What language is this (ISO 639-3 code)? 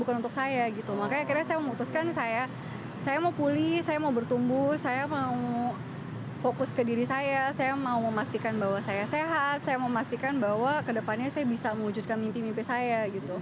ind